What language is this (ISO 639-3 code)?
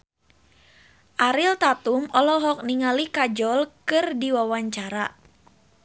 sun